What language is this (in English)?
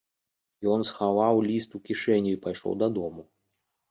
Belarusian